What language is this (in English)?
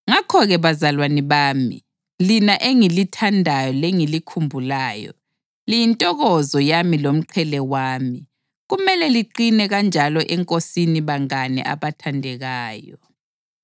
North Ndebele